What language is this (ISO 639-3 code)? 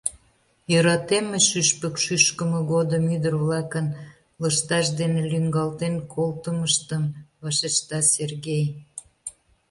chm